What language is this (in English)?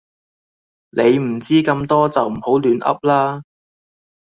Cantonese